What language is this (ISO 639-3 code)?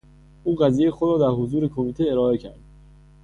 fas